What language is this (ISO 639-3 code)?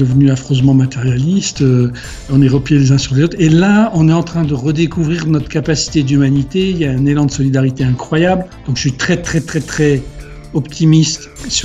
fra